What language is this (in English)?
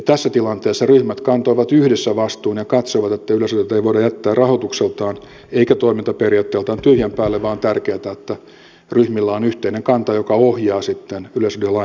Finnish